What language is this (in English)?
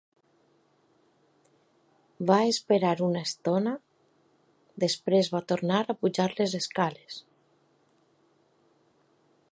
Catalan